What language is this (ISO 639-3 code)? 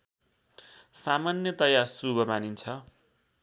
nep